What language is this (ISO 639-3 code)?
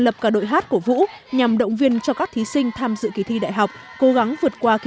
vie